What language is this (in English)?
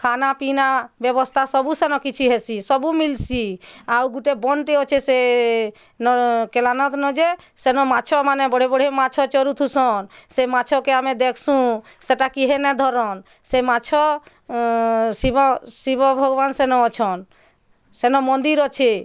Odia